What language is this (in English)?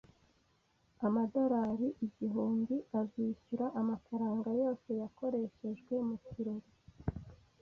Kinyarwanda